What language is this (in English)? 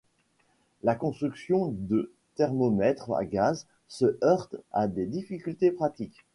French